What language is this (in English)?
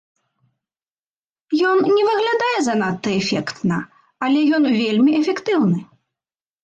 Belarusian